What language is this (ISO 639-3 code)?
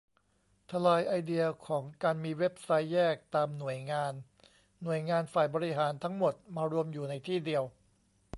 tha